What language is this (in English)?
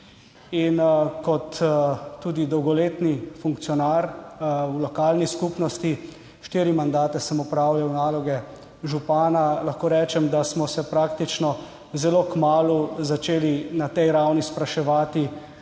Slovenian